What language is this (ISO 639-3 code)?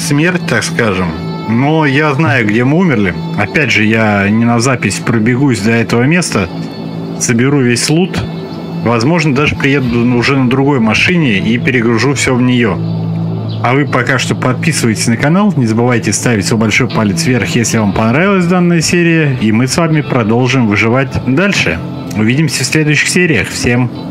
rus